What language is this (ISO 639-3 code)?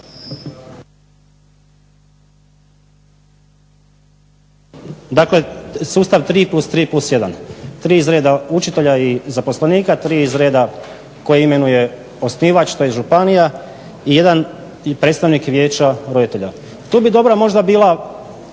hrv